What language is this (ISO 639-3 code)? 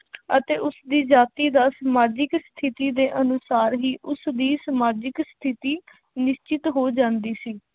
pan